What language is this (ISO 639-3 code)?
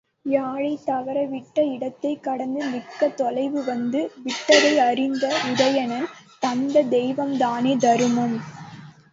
tam